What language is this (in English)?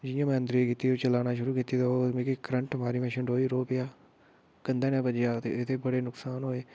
Dogri